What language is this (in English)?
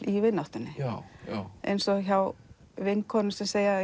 Icelandic